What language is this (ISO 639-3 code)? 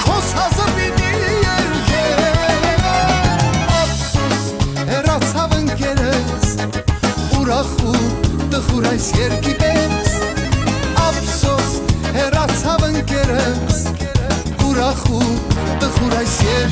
ara